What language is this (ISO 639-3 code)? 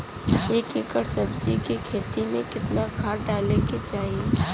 bho